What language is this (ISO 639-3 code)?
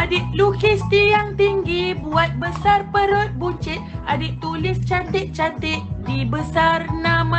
msa